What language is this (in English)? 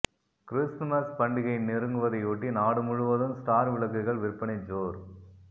Tamil